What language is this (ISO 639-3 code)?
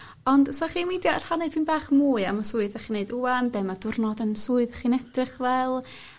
cym